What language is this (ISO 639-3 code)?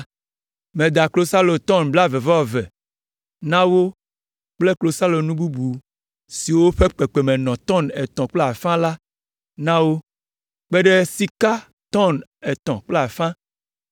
ewe